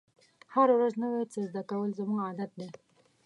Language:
Pashto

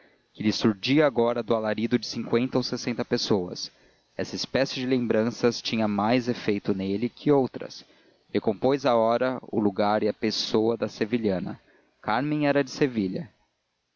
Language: Portuguese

